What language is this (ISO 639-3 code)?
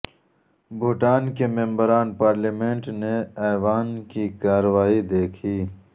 urd